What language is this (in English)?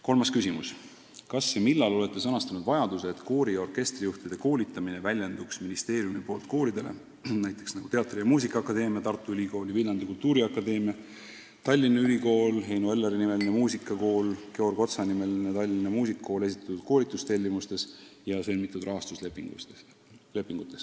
Estonian